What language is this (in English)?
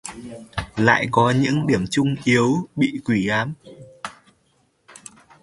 Vietnamese